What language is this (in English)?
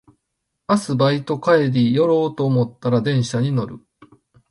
Japanese